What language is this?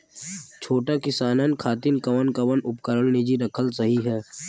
Bhojpuri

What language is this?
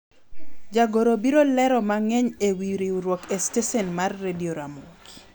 Luo (Kenya and Tanzania)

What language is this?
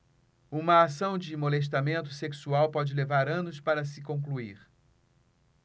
Portuguese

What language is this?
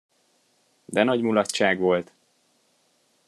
Hungarian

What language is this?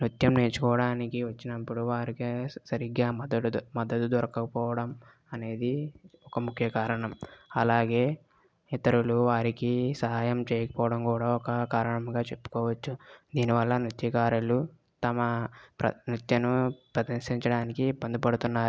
Telugu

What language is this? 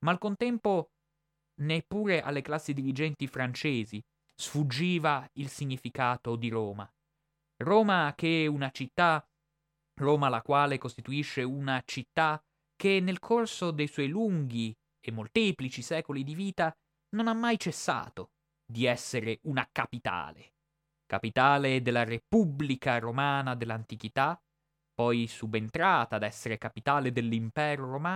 Italian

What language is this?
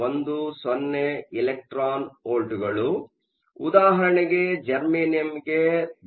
Kannada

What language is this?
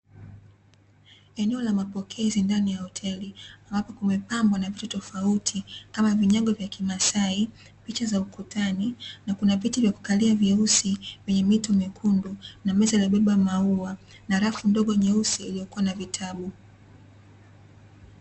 Swahili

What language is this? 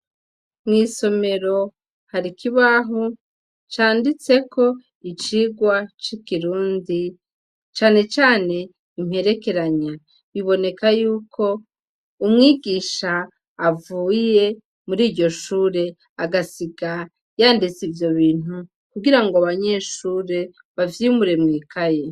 Rundi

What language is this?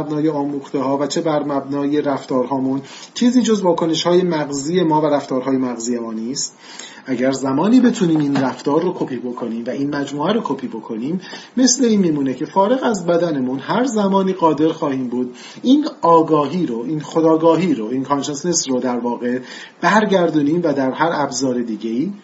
Persian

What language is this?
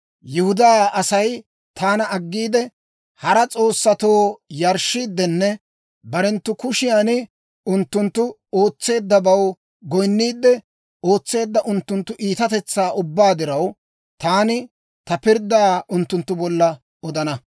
Dawro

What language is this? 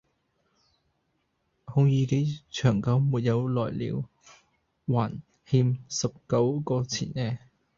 Cantonese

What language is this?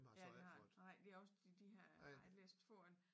Danish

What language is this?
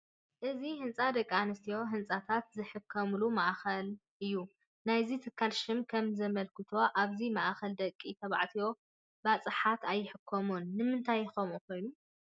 Tigrinya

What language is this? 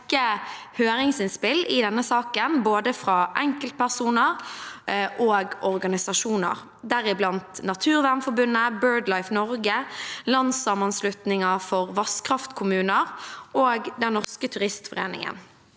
Norwegian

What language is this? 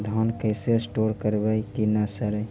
Magahi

